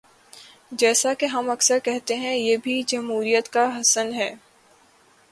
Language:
Urdu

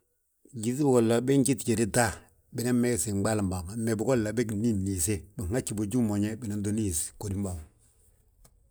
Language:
Balanta-Ganja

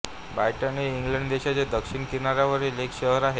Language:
Marathi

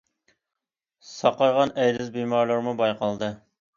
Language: Uyghur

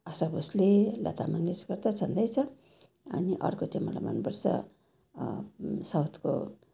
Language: Nepali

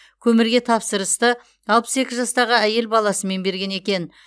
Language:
Kazakh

